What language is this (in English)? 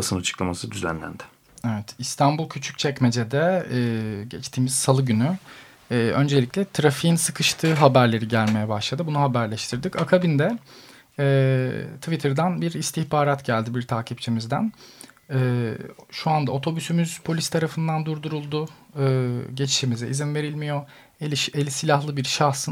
Turkish